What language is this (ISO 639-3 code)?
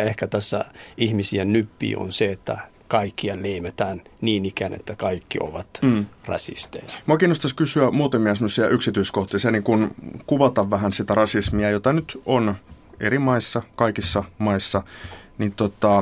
fin